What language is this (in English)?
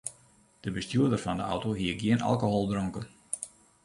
Western Frisian